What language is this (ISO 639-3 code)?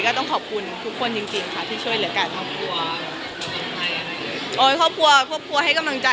tha